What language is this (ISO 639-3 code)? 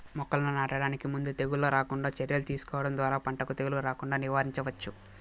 tel